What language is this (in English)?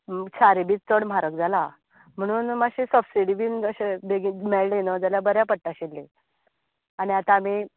Konkani